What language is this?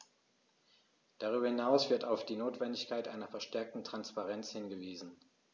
German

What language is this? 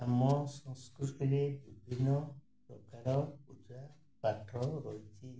Odia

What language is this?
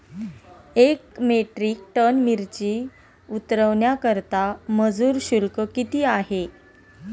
Marathi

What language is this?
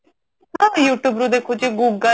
Odia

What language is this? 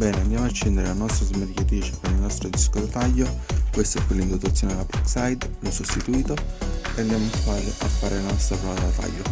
Italian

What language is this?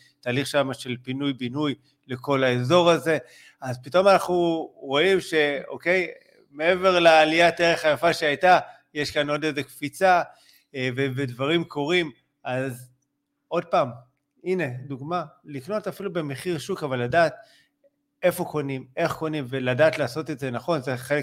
Hebrew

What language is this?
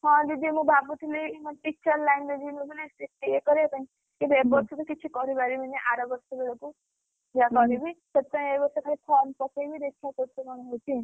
Odia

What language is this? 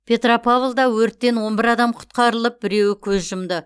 Kazakh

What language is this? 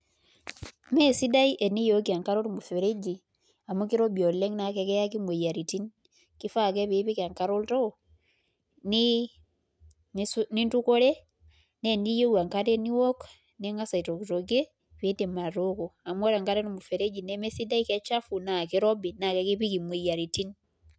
Masai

